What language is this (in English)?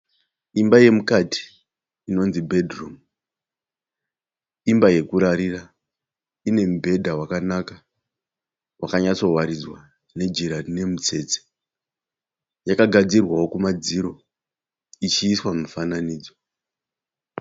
Shona